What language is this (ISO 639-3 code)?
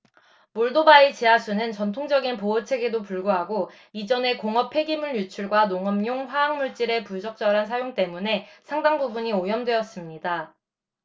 kor